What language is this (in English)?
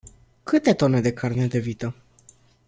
Romanian